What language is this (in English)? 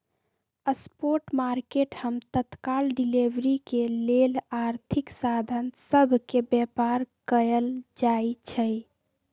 Magahi